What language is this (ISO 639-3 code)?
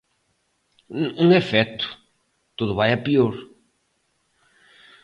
glg